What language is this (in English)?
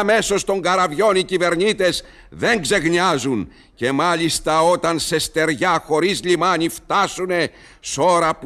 Greek